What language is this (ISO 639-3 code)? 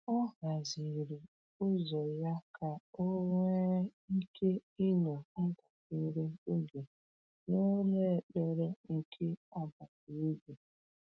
ibo